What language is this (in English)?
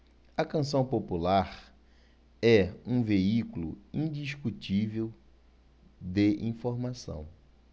Portuguese